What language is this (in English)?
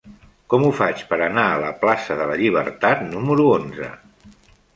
Catalan